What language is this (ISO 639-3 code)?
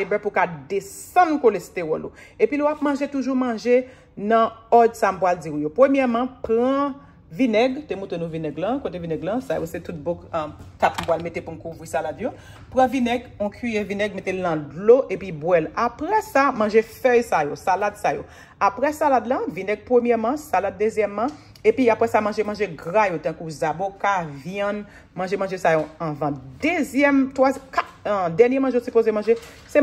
fra